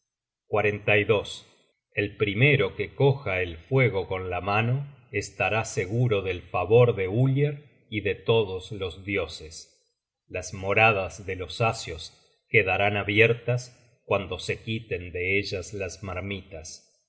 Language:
Spanish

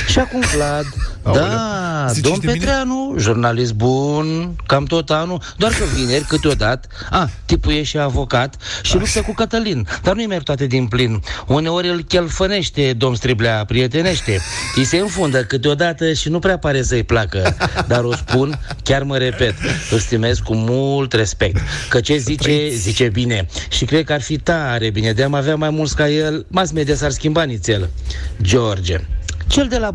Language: Romanian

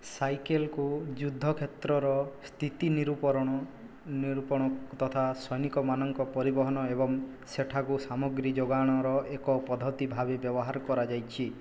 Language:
Odia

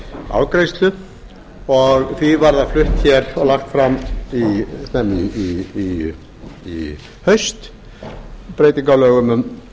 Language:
Icelandic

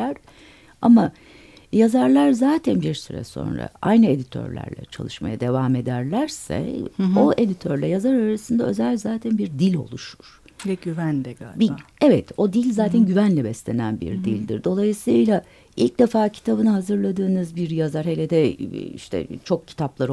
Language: Turkish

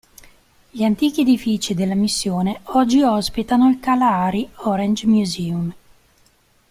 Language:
Italian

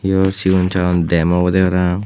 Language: Chakma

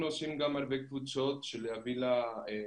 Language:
Hebrew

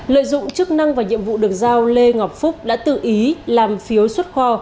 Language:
Vietnamese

